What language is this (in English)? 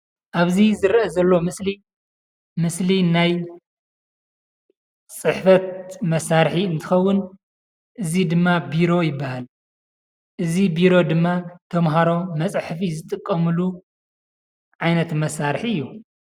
Tigrinya